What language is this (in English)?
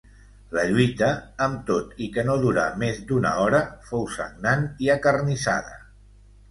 Catalan